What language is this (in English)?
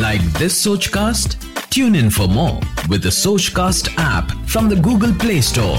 Hindi